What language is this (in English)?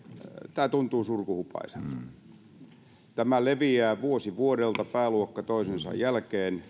Finnish